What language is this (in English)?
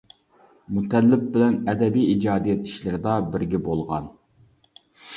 Uyghur